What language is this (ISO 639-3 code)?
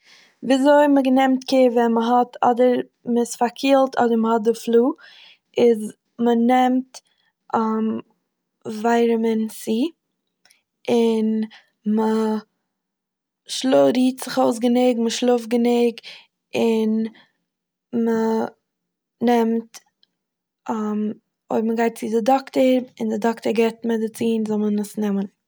yid